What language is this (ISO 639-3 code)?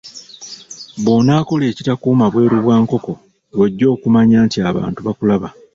lug